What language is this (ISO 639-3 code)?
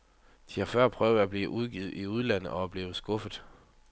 dan